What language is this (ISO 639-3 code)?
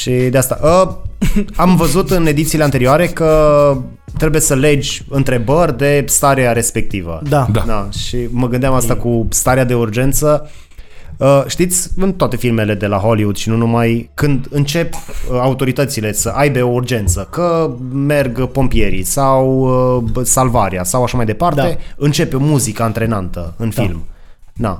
ron